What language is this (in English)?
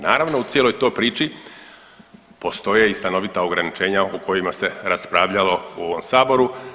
Croatian